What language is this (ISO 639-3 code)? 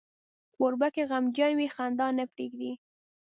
pus